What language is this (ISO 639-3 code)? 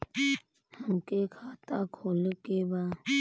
bho